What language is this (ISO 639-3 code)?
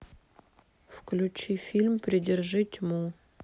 rus